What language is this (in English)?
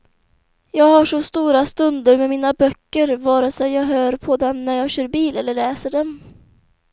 Swedish